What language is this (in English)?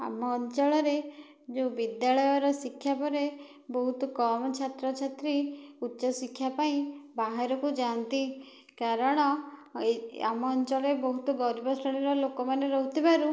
Odia